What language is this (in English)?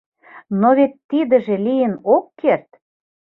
Mari